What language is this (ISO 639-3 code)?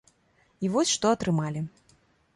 bel